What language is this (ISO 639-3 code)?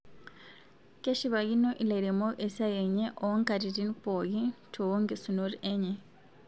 mas